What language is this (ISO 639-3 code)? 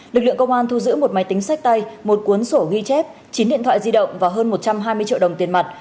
vie